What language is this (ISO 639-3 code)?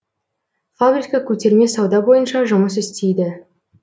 kaz